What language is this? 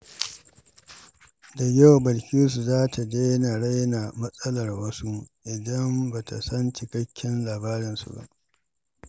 Hausa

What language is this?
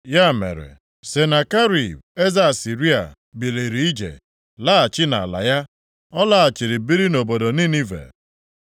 Igbo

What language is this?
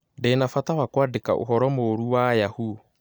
Kikuyu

